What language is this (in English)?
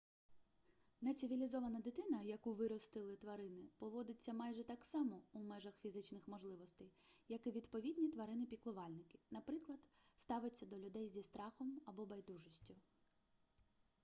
Ukrainian